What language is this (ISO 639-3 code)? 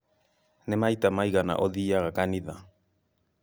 kik